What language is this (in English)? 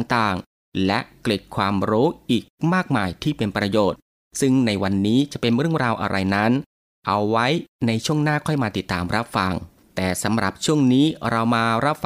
Thai